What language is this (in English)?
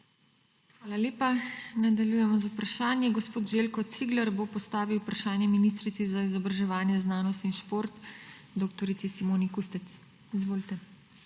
Slovenian